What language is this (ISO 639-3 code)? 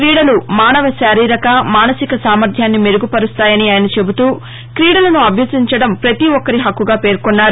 tel